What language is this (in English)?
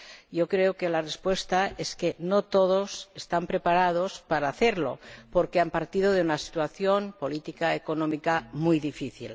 Spanish